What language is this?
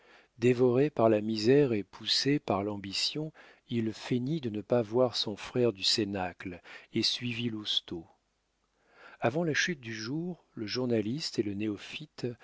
French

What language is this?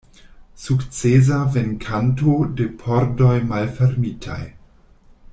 Esperanto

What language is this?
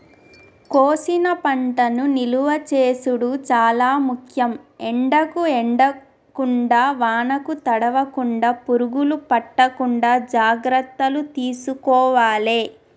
Telugu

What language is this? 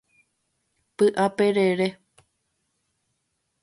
Guarani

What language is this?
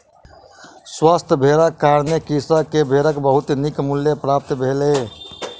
Maithili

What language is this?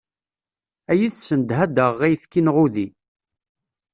Kabyle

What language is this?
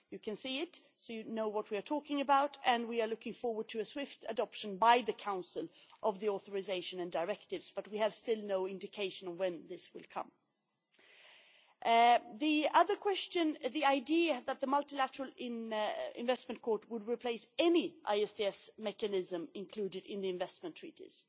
English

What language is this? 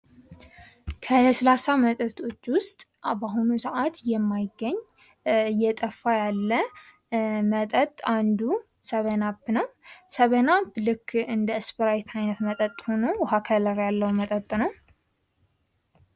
Amharic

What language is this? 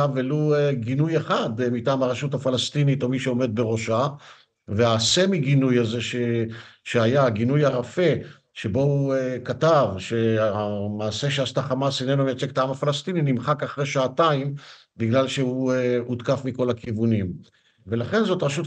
Hebrew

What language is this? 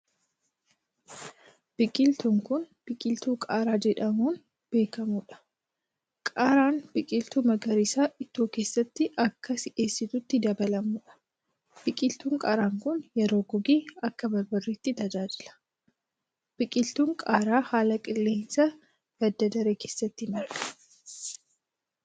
Oromo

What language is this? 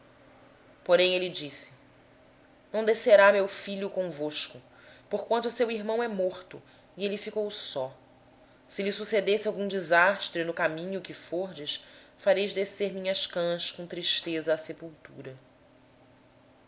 Portuguese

